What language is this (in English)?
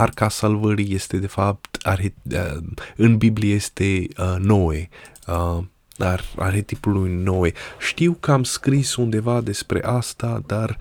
Romanian